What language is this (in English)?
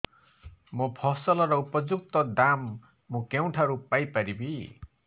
Odia